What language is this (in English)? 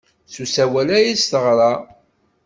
Kabyle